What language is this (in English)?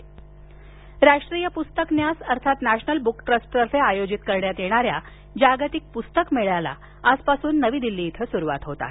Marathi